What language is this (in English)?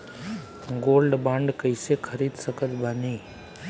Bhojpuri